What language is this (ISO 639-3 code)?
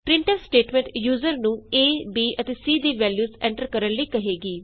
pan